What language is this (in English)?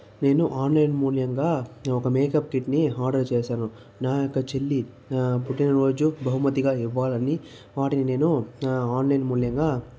Telugu